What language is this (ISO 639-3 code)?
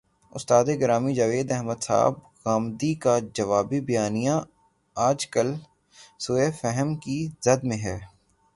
urd